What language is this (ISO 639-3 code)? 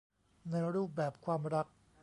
tha